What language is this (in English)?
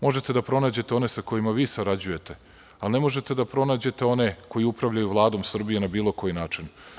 Serbian